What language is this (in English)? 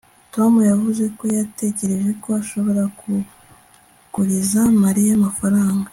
Kinyarwanda